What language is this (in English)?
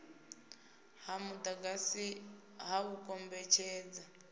Venda